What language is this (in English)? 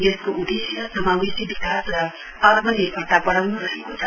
Nepali